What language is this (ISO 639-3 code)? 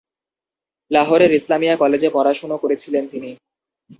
ben